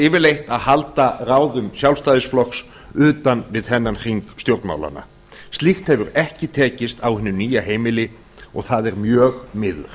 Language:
Icelandic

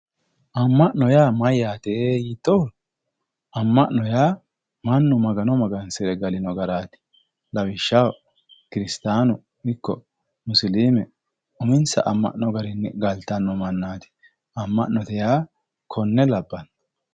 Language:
Sidamo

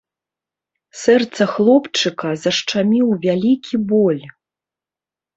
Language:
Belarusian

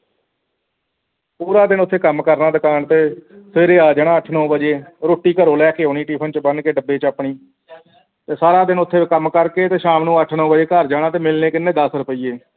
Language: Punjabi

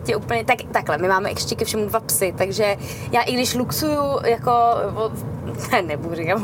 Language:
Czech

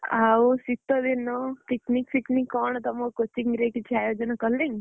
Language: Odia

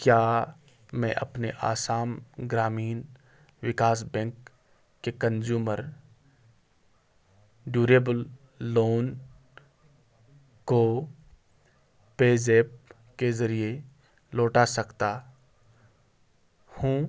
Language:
Urdu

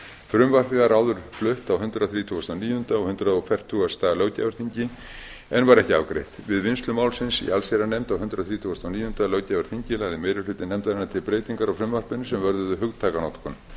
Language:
Icelandic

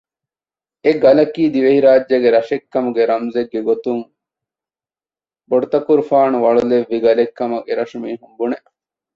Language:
Divehi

